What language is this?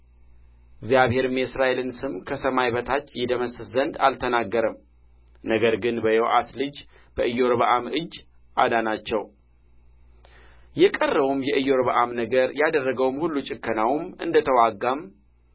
Amharic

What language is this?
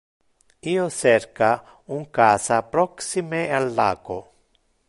Interlingua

